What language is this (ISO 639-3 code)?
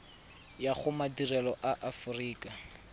tsn